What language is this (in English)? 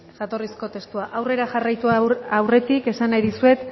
Basque